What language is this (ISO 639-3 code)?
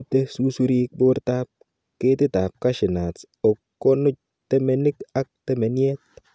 kln